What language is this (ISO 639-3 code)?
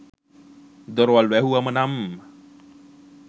sin